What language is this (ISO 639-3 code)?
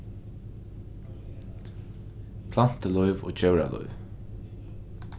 fao